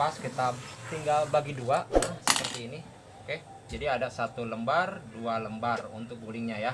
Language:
Indonesian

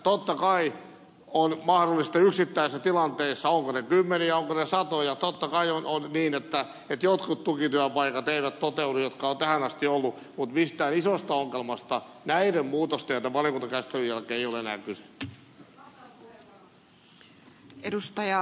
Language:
Finnish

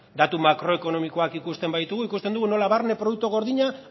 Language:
Basque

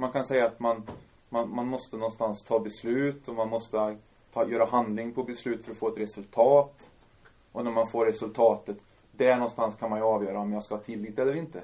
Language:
Swedish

